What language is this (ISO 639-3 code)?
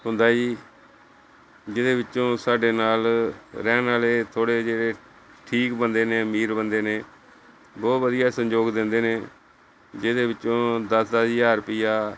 pan